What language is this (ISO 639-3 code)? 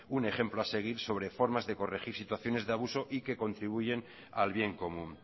spa